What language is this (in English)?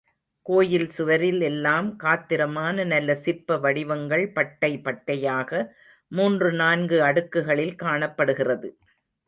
Tamil